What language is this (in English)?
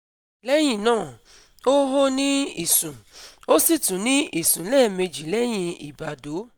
Yoruba